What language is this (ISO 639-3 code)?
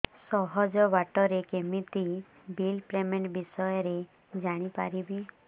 ori